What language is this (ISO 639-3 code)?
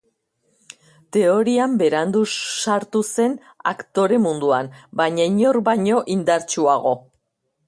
eus